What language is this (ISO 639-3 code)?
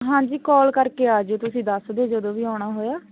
pan